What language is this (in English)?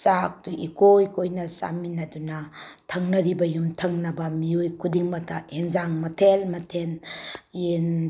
Manipuri